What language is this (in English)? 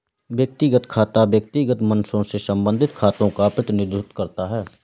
Hindi